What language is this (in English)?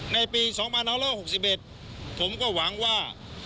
Thai